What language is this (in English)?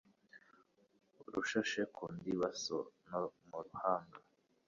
Kinyarwanda